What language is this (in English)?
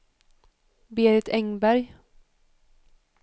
Swedish